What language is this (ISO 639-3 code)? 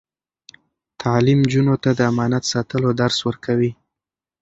pus